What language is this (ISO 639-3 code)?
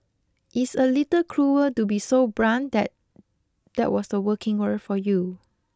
eng